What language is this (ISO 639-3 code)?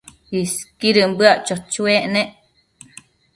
mcf